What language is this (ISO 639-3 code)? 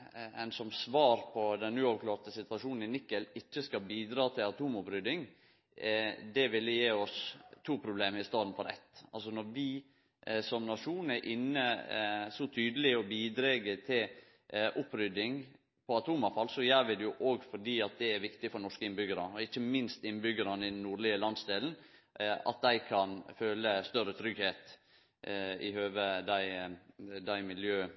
nno